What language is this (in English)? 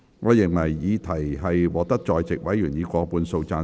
Cantonese